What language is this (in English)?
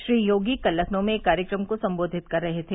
Hindi